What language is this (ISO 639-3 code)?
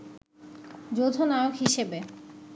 ben